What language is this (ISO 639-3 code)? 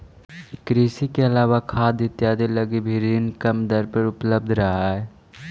mag